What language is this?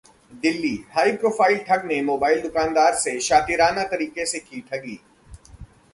Hindi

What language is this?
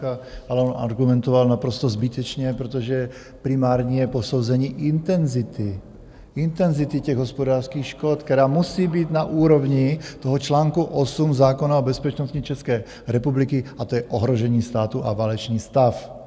Czech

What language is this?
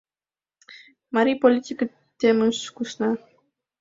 Mari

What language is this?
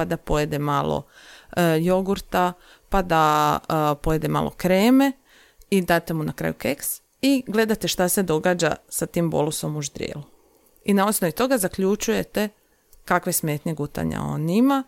Croatian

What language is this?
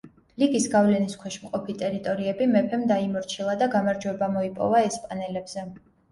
Georgian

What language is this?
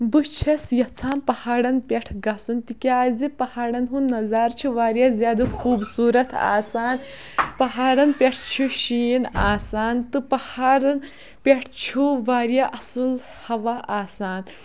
Kashmiri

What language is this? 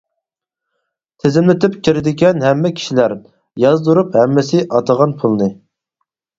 Uyghur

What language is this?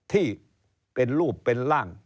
Thai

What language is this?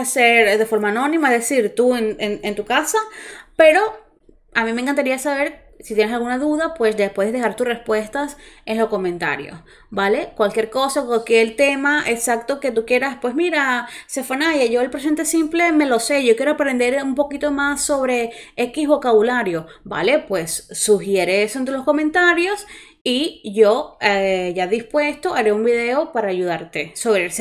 Spanish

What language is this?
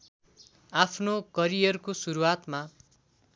Nepali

